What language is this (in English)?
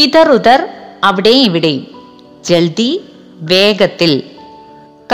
Malayalam